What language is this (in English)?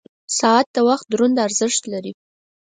Pashto